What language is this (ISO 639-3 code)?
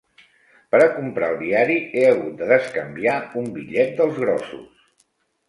cat